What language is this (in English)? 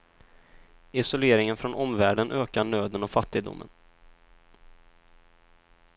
Swedish